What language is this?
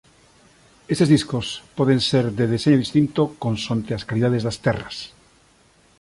Galician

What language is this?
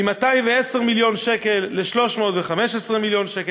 Hebrew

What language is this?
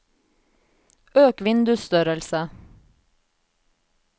Norwegian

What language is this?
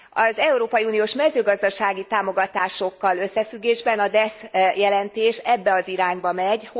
Hungarian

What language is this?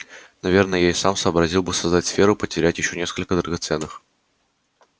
Russian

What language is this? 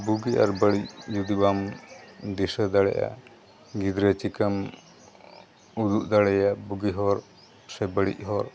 Santali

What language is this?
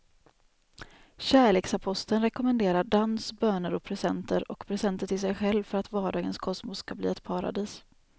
Swedish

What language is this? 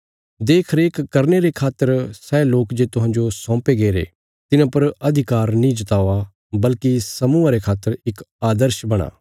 Bilaspuri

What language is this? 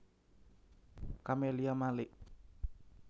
Javanese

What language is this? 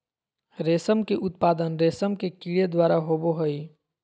Magahi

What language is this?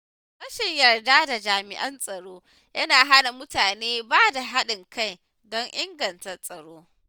Hausa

